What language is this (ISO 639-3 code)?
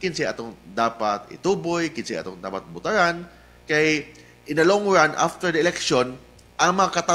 fil